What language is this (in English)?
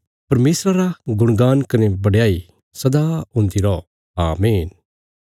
Bilaspuri